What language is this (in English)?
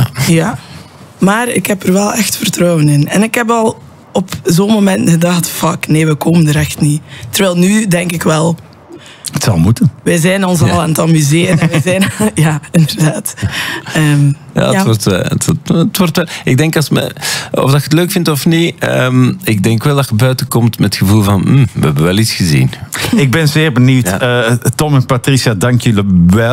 Dutch